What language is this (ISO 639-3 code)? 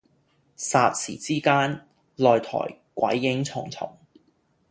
yue